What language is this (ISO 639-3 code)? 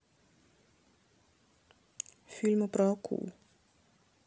rus